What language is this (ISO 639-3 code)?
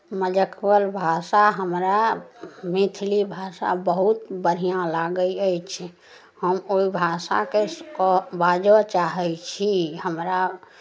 mai